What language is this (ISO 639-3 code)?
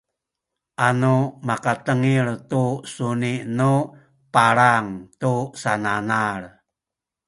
szy